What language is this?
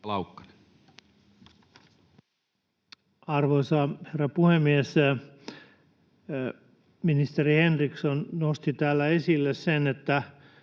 Finnish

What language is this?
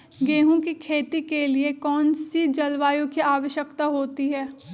Magahi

